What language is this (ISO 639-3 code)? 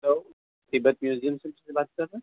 urd